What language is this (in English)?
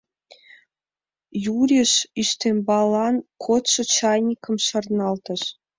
Mari